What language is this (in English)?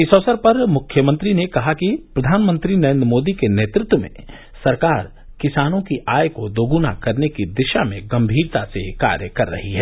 Hindi